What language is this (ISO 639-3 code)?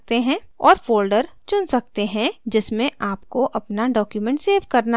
hin